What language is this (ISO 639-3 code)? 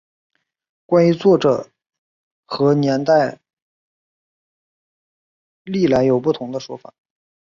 zho